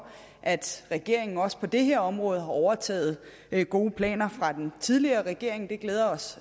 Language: Danish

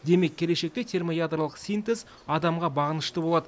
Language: Kazakh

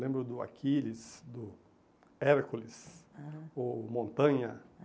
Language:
Portuguese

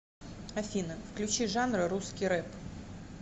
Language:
Russian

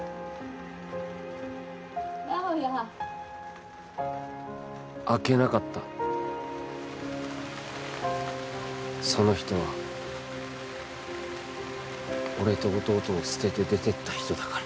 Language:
Japanese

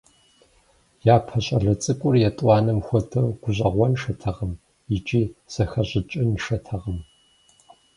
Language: Kabardian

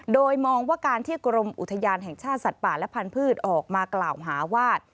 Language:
Thai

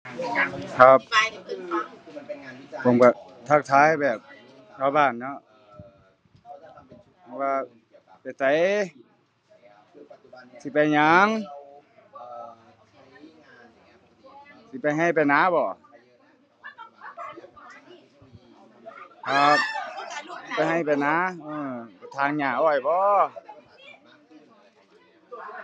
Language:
Thai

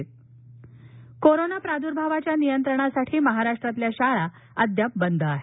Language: Marathi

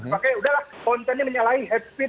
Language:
Indonesian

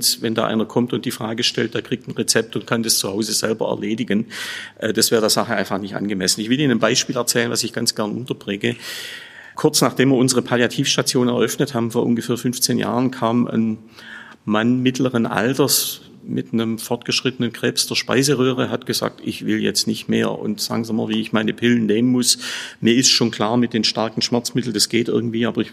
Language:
German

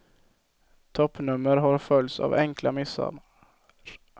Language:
Swedish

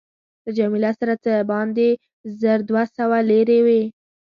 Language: Pashto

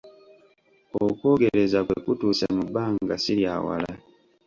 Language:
Ganda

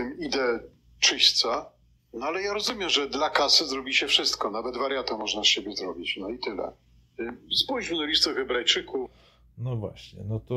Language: Polish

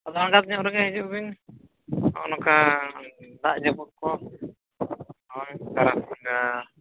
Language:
Santali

